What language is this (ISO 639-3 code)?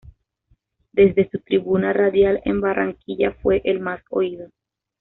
spa